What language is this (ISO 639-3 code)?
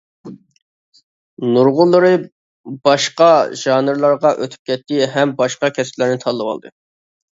uig